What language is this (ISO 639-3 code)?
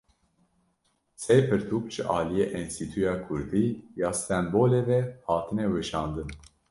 kur